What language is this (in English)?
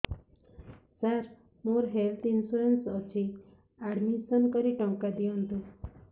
Odia